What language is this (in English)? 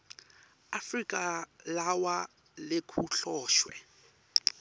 Swati